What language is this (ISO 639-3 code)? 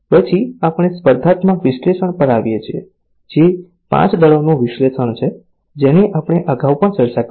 guj